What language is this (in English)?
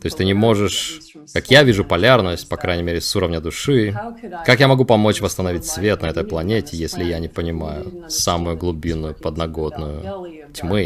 Russian